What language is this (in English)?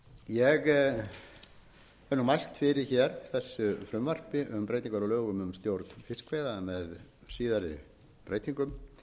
Icelandic